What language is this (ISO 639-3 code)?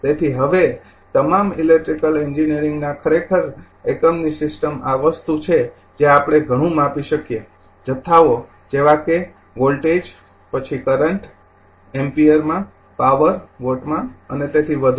guj